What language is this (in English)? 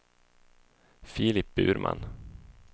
Swedish